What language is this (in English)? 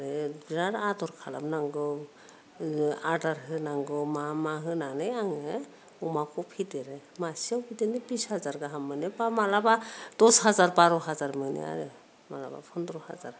Bodo